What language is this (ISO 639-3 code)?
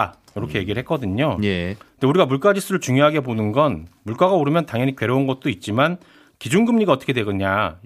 kor